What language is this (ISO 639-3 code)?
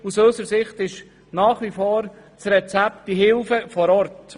gsw